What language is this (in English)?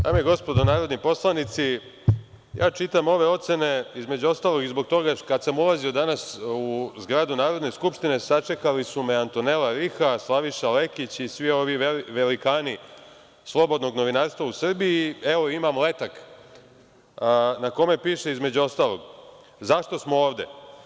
Serbian